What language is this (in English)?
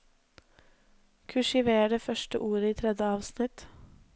Norwegian